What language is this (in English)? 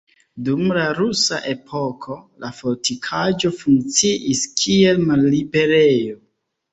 Esperanto